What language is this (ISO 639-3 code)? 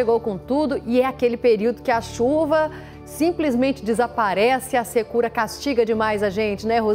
por